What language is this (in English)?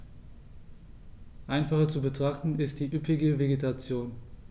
German